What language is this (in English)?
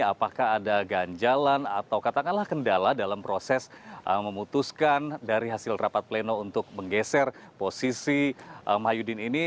Indonesian